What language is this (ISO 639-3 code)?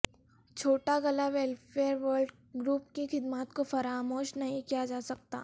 urd